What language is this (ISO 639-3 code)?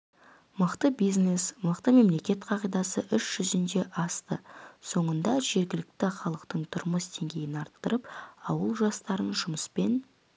kaz